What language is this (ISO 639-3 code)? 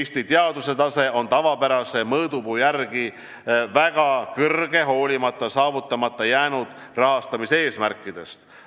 est